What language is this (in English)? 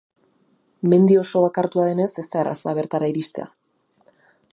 Basque